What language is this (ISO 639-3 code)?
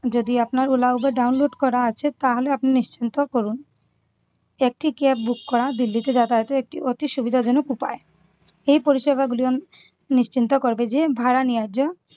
ben